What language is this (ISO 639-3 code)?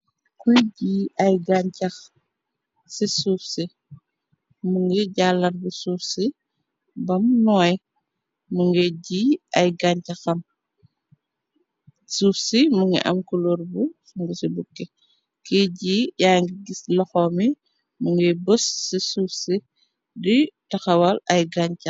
wol